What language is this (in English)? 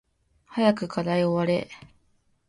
Japanese